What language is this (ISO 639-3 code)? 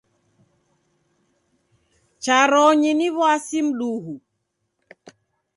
dav